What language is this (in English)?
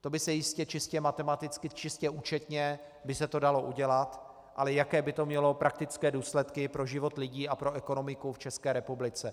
Czech